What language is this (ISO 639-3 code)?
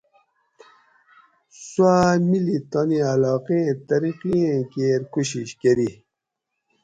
gwc